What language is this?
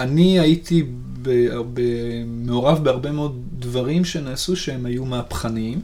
Hebrew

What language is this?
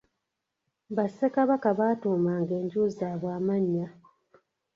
Ganda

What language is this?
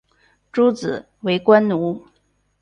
Chinese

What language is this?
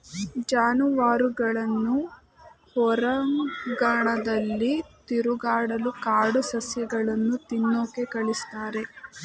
Kannada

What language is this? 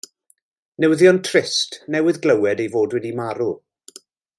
Welsh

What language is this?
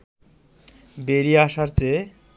Bangla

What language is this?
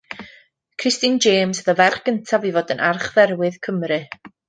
Welsh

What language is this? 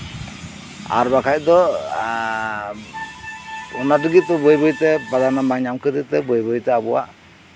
Santali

